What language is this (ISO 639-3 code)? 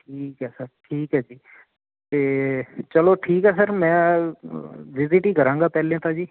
pan